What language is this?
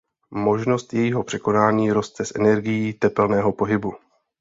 Czech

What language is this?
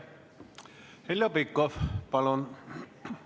Estonian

